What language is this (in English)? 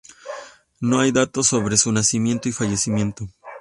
Spanish